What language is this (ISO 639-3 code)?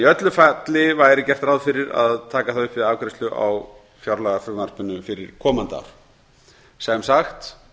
isl